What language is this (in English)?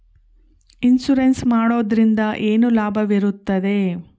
Kannada